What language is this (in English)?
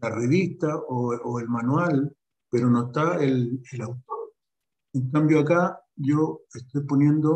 Spanish